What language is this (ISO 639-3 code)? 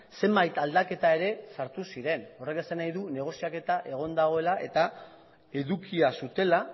eus